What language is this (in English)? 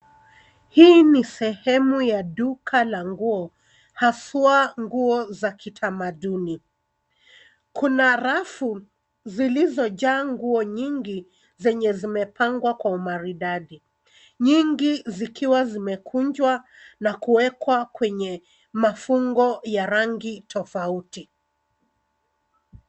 Swahili